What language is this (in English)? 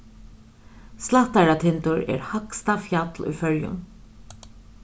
Faroese